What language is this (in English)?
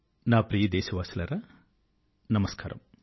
Telugu